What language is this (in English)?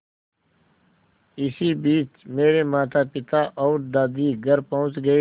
Hindi